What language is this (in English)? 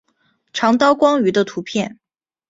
Chinese